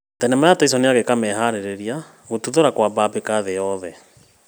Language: Kikuyu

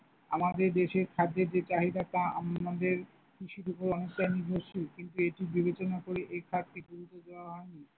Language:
Bangla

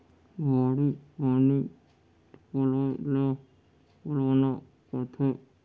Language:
Chhattisgarhi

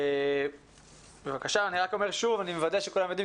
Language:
Hebrew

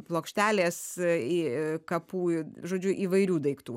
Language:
Lithuanian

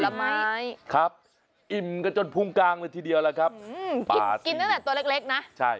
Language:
Thai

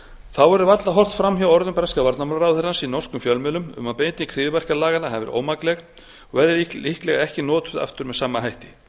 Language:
Icelandic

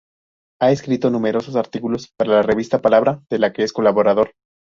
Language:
Spanish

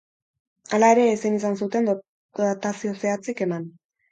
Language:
Basque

